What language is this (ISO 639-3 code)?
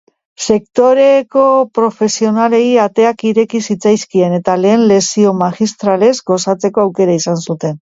eus